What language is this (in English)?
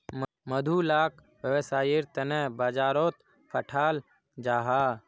Magahi